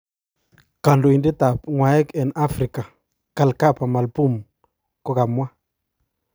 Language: Kalenjin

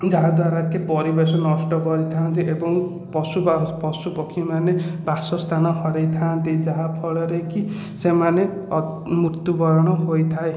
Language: Odia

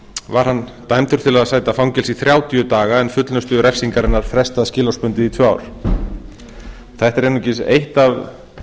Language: Icelandic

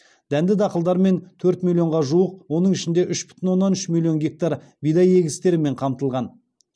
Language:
Kazakh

